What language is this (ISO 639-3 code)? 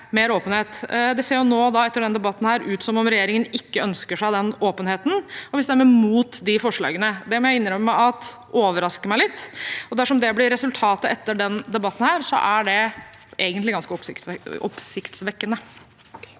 nor